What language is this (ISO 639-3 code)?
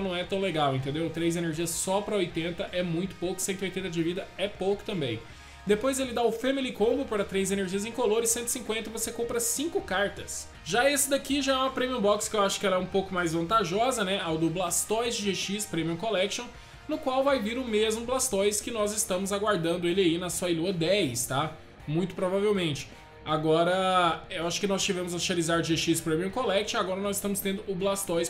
por